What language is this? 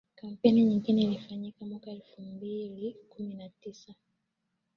Swahili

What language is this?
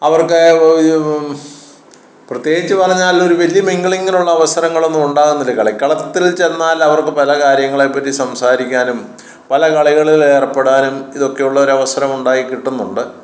Malayalam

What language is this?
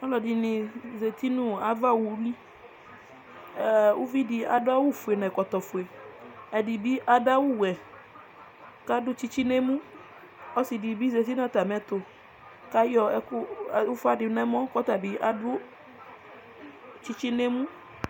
Ikposo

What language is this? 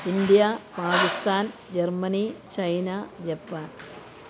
Malayalam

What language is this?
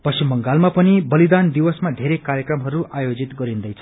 Nepali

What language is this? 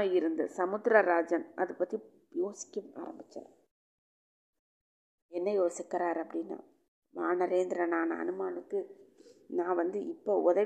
Tamil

